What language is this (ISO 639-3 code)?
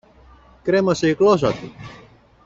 ell